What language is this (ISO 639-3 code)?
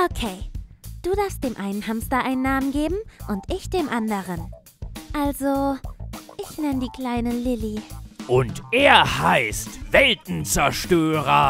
deu